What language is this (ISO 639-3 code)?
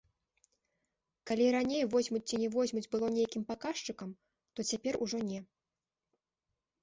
bel